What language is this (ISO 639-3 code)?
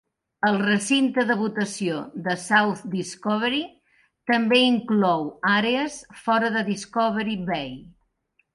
cat